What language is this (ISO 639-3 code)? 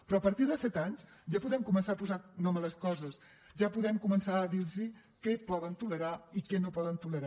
cat